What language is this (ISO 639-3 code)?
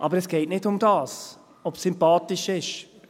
gsw